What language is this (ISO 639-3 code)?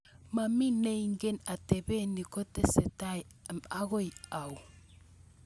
kln